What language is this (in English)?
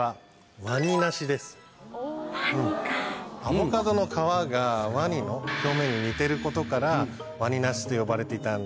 Japanese